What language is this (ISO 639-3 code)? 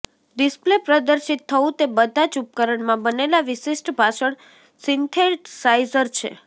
guj